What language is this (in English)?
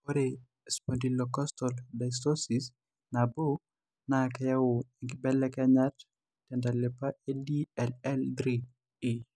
Masai